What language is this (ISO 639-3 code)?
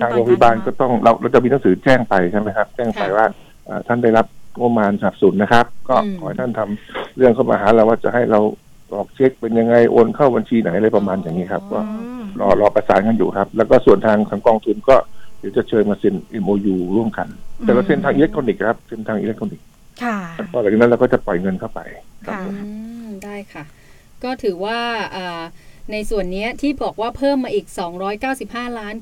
tha